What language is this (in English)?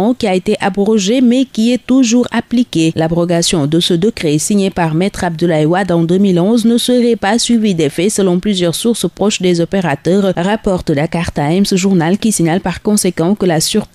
French